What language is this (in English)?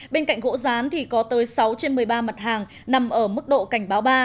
Vietnamese